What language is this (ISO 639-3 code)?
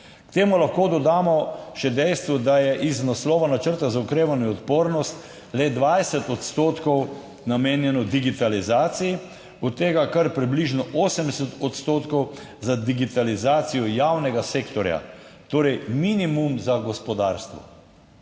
slv